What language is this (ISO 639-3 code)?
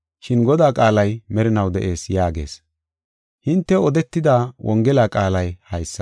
gof